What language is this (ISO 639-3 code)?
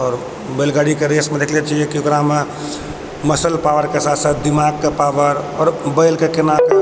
mai